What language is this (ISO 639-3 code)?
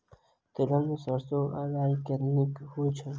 mai